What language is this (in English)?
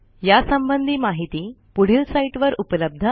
Marathi